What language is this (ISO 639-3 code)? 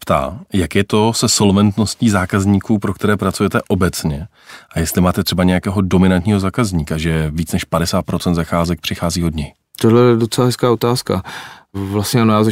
ces